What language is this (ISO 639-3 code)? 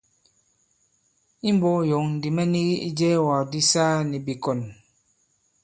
abb